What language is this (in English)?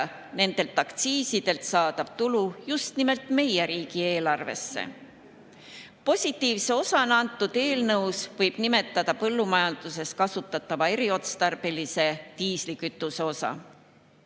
Estonian